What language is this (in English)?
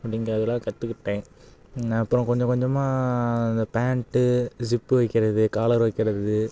Tamil